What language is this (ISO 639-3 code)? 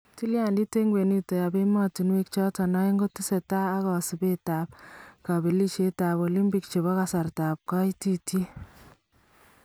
kln